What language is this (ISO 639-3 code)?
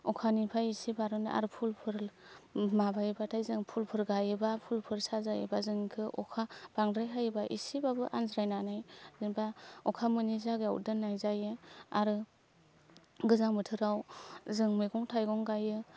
brx